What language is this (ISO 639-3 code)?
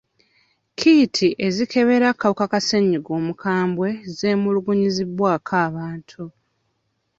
lug